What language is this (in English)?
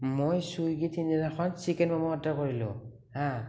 Assamese